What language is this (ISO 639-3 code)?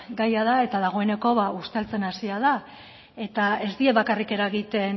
eus